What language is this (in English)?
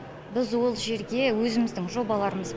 Kazakh